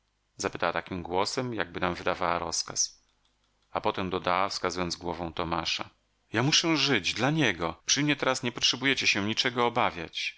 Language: Polish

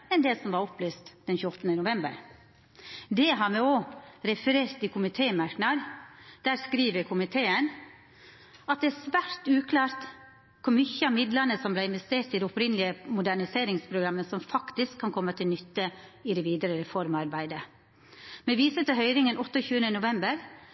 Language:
Norwegian Nynorsk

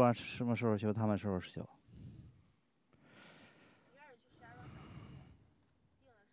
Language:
Chinese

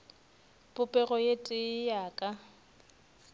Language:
Northern Sotho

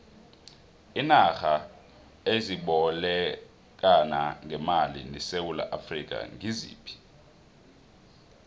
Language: South Ndebele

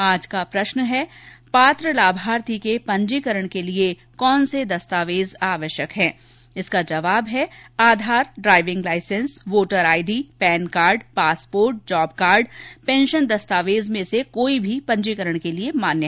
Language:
Hindi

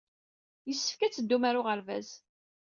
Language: Kabyle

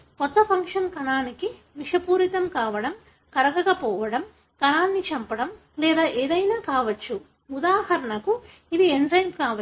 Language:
Telugu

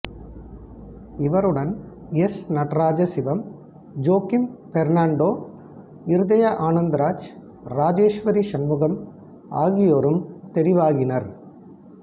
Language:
Tamil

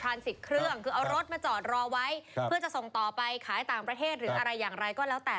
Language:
Thai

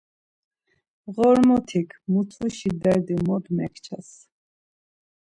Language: Laz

